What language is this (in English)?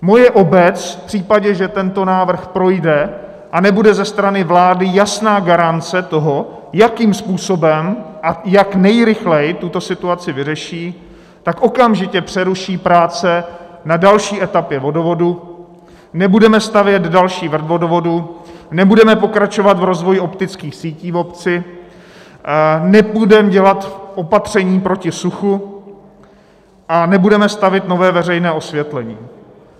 Czech